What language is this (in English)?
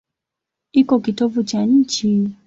Swahili